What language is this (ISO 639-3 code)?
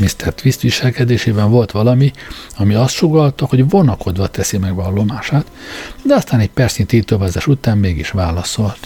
hun